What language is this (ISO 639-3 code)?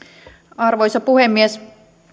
fin